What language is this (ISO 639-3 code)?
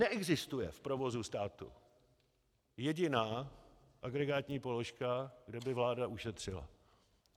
ces